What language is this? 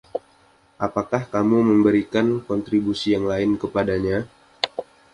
Indonesian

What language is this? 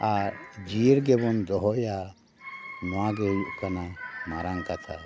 Santali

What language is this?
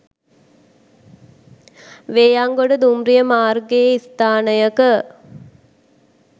Sinhala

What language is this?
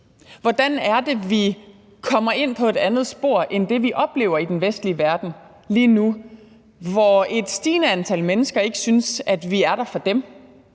Danish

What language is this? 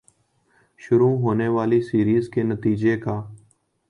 Urdu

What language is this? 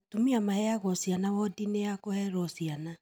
Kikuyu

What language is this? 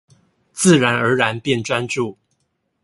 Chinese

